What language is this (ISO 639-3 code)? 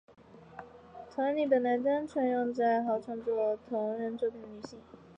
zho